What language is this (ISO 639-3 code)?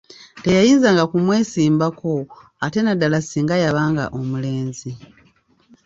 lug